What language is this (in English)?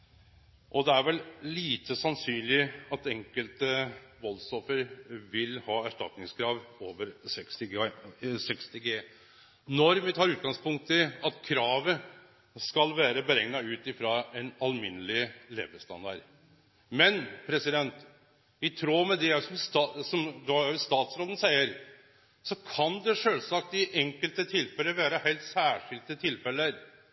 Norwegian Nynorsk